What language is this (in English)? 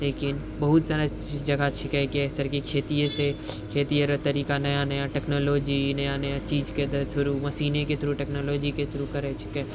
Maithili